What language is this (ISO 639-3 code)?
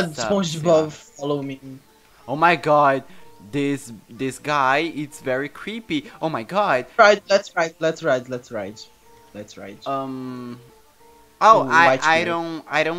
eng